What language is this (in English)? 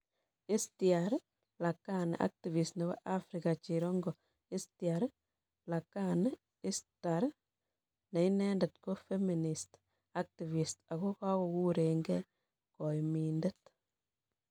Kalenjin